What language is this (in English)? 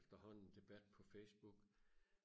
Danish